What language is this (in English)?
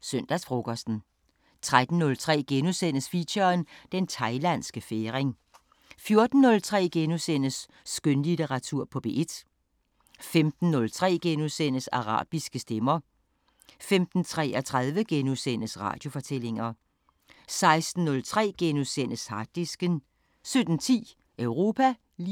Danish